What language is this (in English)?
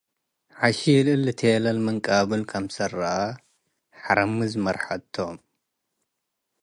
Tigre